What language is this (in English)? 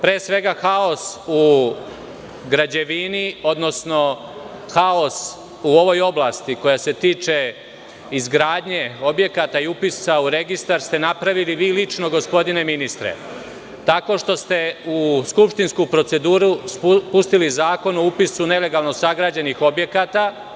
Serbian